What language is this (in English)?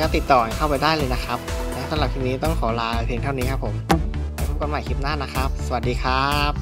Thai